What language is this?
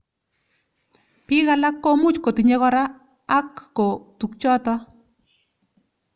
Kalenjin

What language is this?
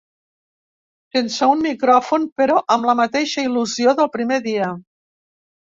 Catalan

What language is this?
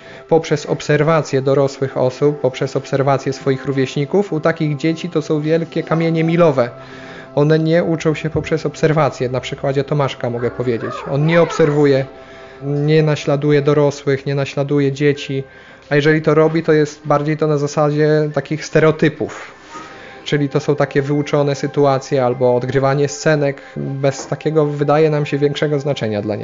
Polish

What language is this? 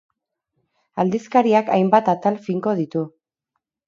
Basque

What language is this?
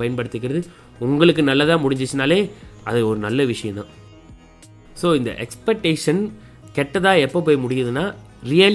Tamil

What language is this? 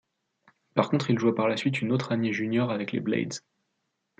French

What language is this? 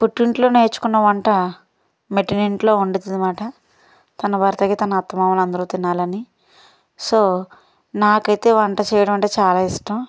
Telugu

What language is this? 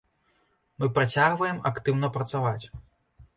Belarusian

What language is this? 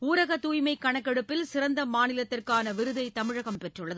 Tamil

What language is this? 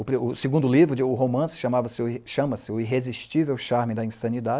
Portuguese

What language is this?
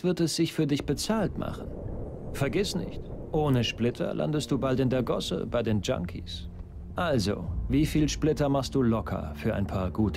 German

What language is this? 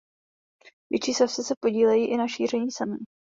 Czech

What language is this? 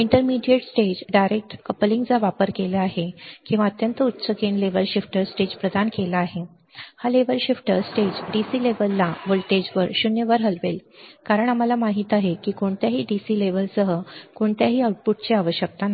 Marathi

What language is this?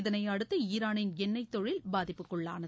Tamil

